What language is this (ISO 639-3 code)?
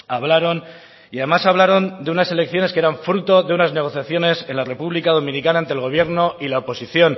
spa